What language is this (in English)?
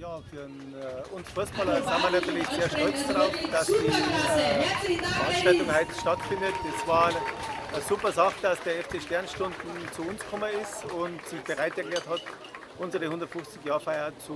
German